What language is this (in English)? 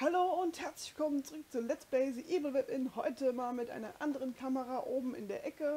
German